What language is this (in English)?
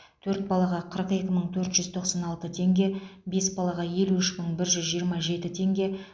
Kazakh